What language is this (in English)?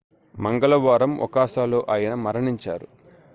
Telugu